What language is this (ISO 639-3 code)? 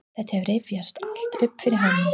isl